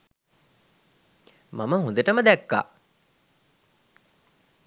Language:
Sinhala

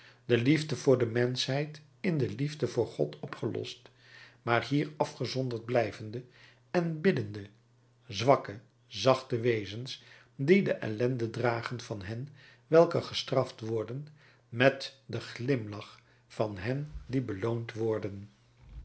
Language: Dutch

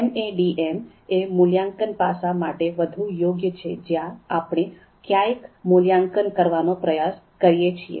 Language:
Gujarati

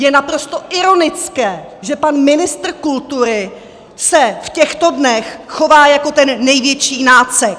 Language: Czech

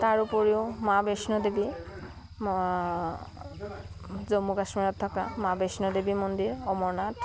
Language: Assamese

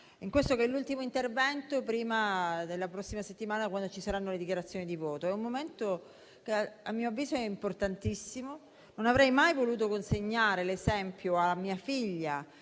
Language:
Italian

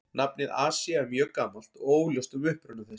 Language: Icelandic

